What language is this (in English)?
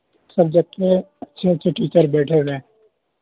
Urdu